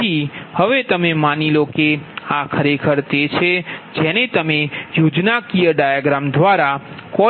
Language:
Gujarati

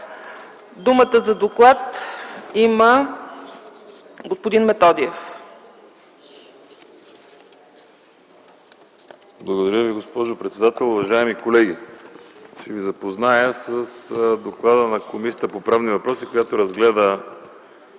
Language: Bulgarian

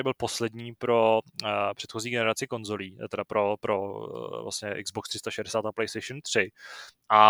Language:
Czech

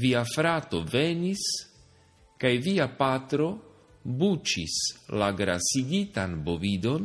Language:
Slovak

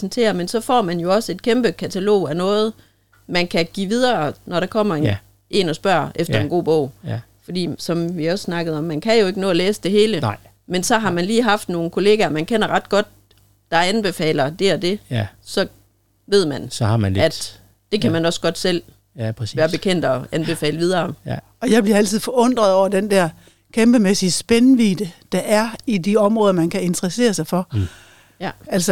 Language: Danish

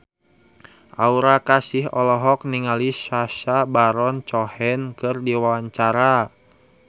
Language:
Sundanese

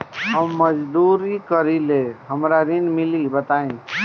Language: Bhojpuri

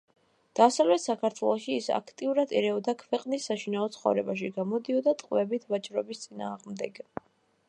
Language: Georgian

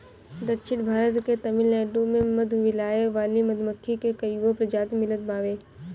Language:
Bhojpuri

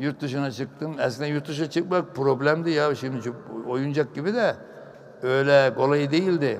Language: Turkish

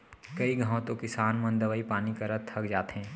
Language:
Chhattisgarhi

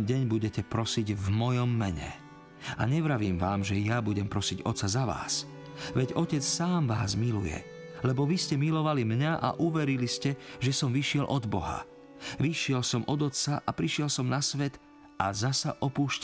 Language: Slovak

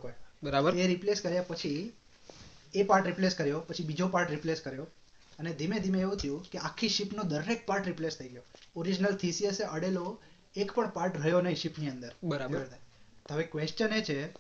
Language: Gujarati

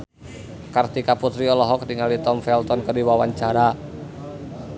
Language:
Sundanese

